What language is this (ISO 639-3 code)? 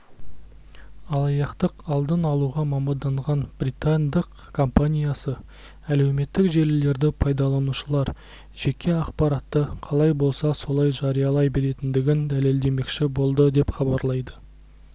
kaz